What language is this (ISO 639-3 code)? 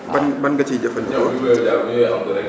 wol